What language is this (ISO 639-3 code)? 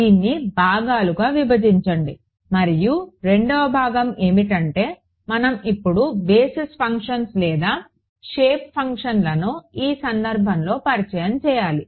tel